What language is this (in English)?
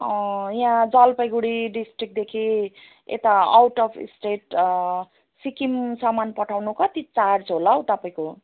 Nepali